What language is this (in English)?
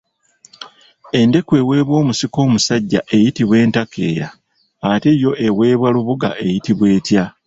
Ganda